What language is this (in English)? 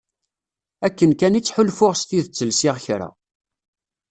Kabyle